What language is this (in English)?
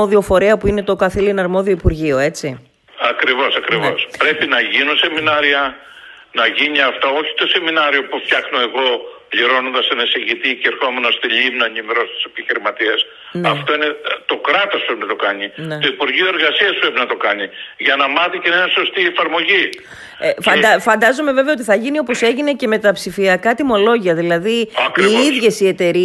Greek